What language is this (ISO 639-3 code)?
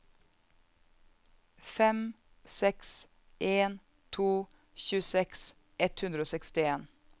nor